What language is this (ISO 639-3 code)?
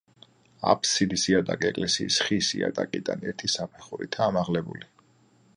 kat